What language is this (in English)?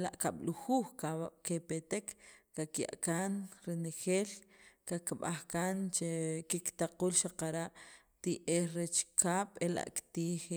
Sacapulteco